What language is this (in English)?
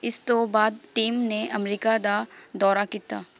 Punjabi